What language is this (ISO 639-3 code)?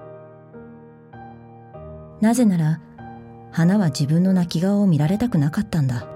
jpn